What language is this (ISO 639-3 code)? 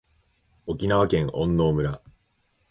jpn